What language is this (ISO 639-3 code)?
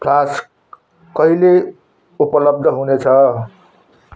nep